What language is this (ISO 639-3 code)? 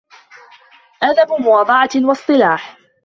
ara